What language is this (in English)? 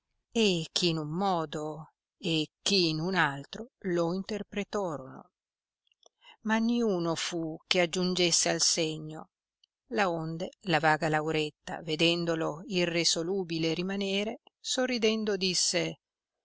Italian